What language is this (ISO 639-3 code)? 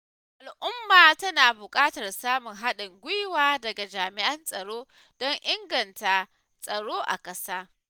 hau